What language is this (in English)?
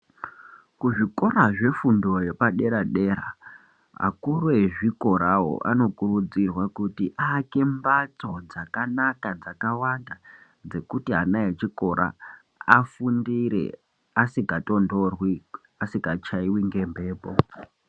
Ndau